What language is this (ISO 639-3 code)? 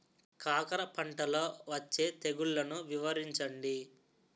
tel